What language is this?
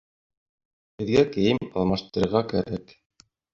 Bashkir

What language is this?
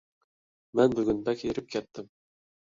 Uyghur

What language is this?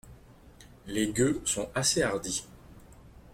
French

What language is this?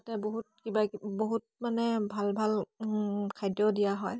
Assamese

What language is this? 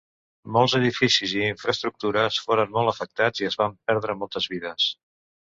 Catalan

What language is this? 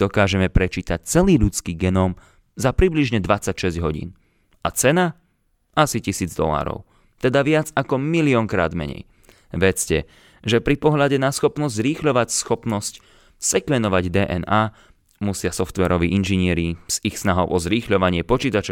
Slovak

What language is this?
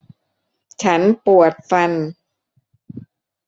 Thai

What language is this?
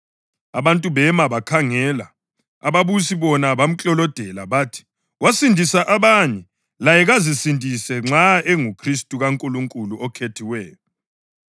North Ndebele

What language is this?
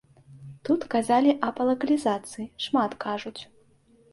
Belarusian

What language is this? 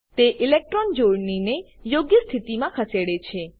Gujarati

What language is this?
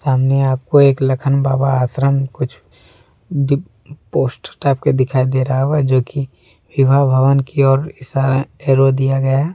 Hindi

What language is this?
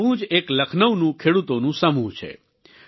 Gujarati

